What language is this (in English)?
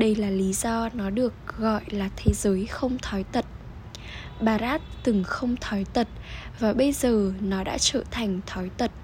Vietnamese